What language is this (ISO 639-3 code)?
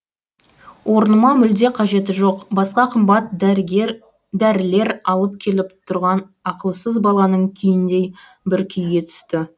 kaz